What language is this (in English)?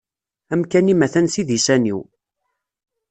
Kabyle